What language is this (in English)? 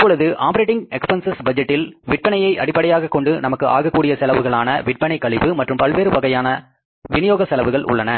Tamil